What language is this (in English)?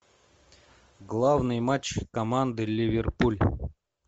Russian